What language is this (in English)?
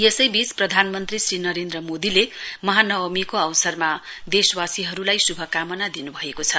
Nepali